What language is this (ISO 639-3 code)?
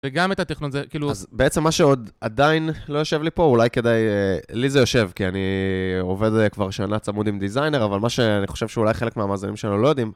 heb